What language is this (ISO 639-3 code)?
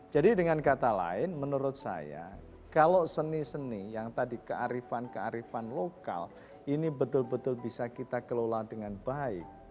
ind